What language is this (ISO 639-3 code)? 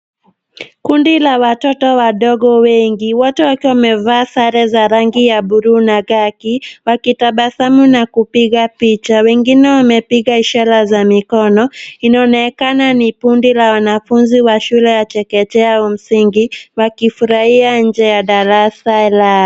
swa